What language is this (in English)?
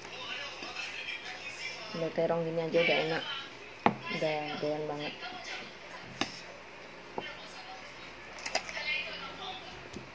Indonesian